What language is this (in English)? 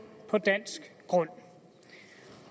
Danish